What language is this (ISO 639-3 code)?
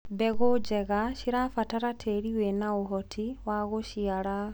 kik